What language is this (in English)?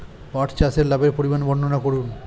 Bangla